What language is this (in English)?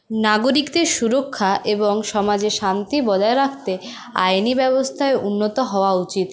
Bangla